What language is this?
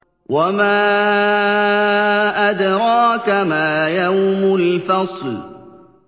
Arabic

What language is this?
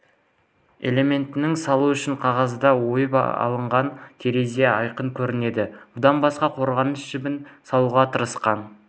Kazakh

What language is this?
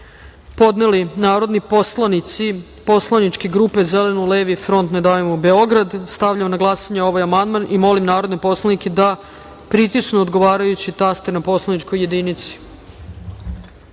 Serbian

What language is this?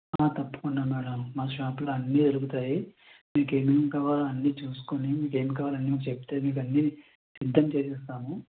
Telugu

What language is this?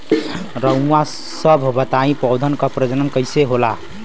Bhojpuri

